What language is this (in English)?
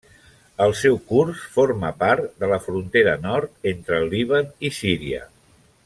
Catalan